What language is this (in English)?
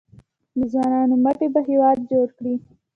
Pashto